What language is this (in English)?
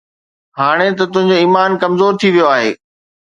Sindhi